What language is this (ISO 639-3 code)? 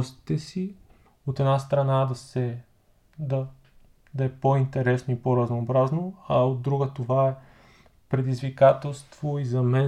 bul